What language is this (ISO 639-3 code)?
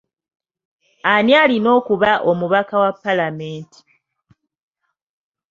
lug